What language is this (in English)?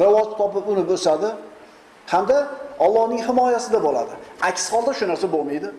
Uzbek